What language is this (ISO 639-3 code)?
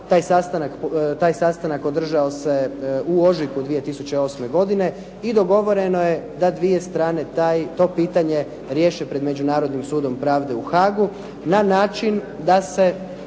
hrv